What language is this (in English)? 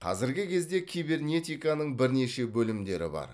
Kazakh